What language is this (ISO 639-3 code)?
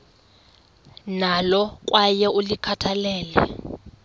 xho